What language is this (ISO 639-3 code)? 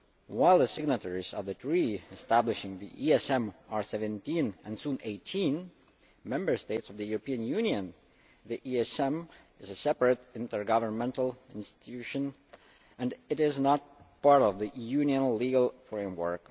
eng